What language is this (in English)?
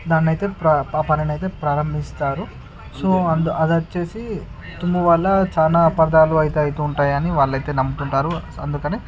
Telugu